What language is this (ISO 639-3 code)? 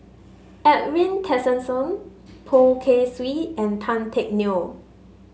eng